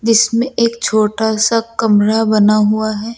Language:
Hindi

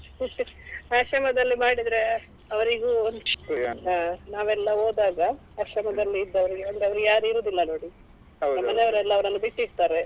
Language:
Kannada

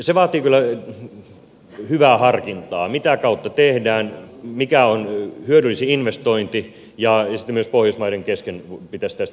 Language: Finnish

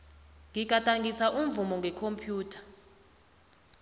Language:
South Ndebele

